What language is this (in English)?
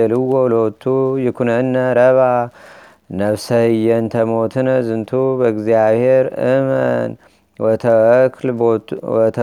Amharic